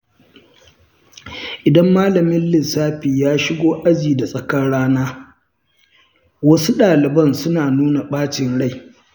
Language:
Hausa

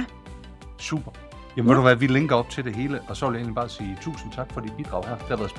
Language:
Danish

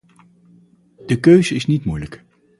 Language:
Dutch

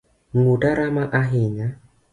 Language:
Luo (Kenya and Tanzania)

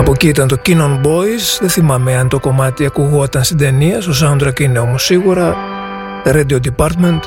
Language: Greek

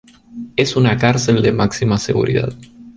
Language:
Spanish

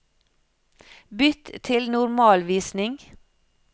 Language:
Norwegian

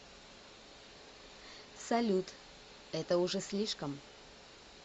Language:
Russian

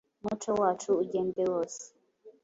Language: Kinyarwanda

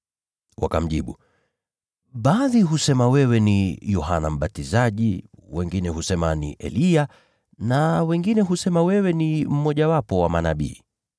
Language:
Swahili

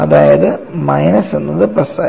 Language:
Malayalam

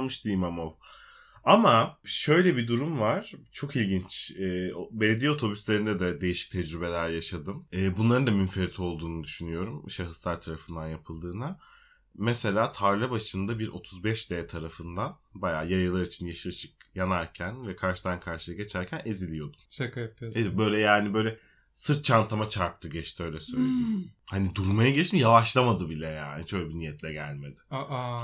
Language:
Turkish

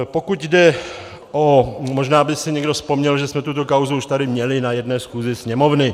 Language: Czech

